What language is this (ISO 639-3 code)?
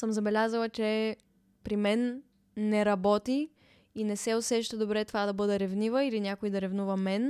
bul